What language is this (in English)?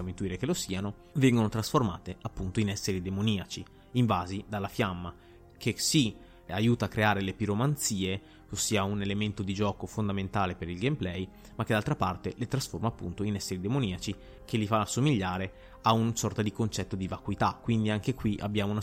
Italian